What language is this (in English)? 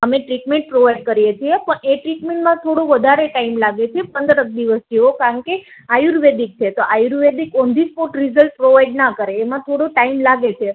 Gujarati